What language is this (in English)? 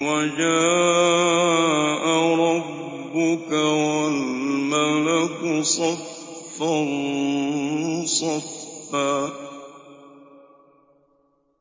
Arabic